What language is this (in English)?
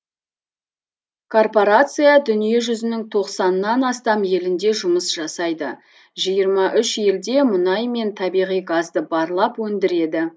Kazakh